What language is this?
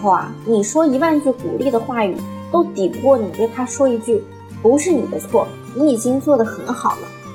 Chinese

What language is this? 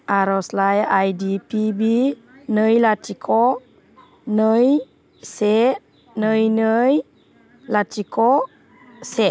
Bodo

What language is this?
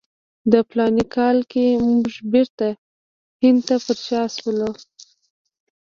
Pashto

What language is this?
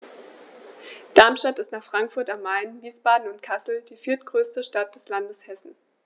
German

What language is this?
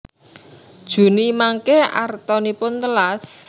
Javanese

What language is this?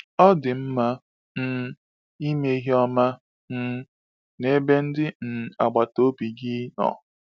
Igbo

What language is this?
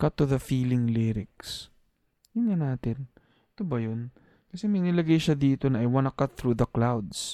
Filipino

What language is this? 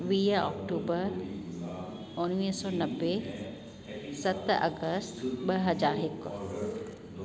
Sindhi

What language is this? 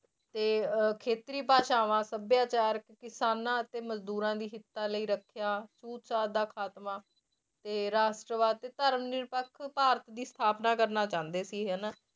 Punjabi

